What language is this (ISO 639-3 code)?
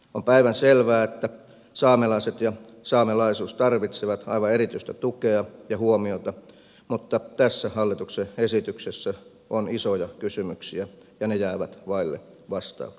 fin